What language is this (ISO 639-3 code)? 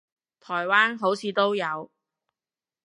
yue